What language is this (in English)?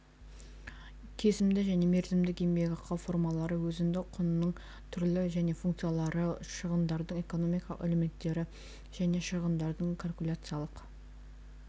Kazakh